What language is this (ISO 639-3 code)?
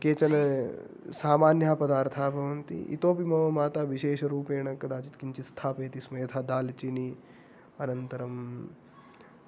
san